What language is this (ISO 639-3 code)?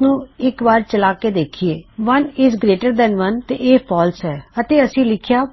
pan